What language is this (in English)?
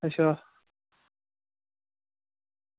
Dogri